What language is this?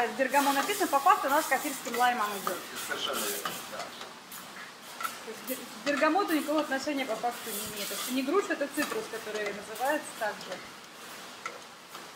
Russian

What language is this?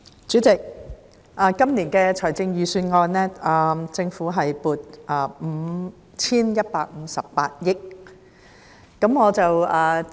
Cantonese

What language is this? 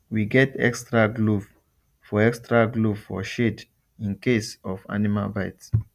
Nigerian Pidgin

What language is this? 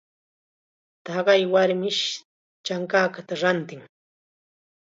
Chiquián Ancash Quechua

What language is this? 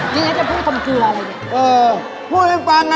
Thai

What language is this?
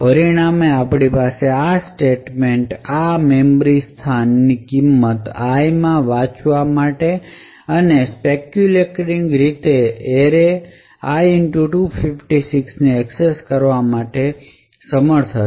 Gujarati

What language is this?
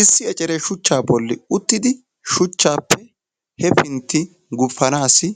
Wolaytta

